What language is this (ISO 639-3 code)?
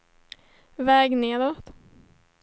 swe